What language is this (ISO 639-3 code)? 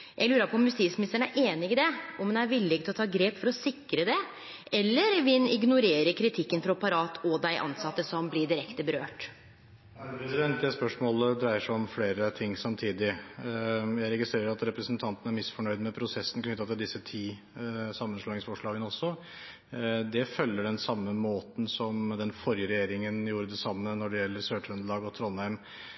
nor